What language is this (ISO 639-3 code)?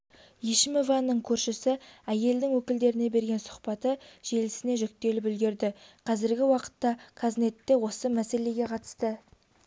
kaz